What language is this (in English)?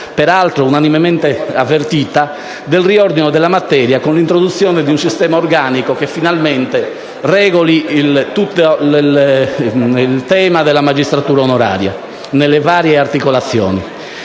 Italian